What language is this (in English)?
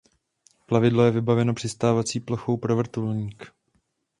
Czech